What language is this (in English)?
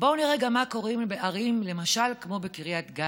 Hebrew